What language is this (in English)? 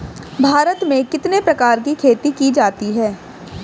Hindi